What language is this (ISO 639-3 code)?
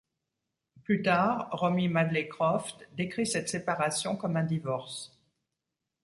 fra